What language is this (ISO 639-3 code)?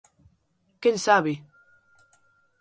glg